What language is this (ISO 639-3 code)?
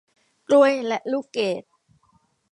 tha